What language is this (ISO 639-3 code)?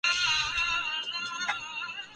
urd